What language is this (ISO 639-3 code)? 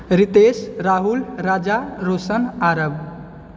mai